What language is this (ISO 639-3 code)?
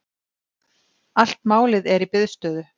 isl